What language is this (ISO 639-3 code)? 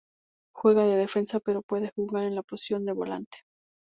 spa